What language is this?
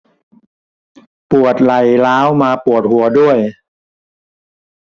Thai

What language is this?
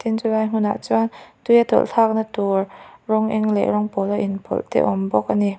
Mizo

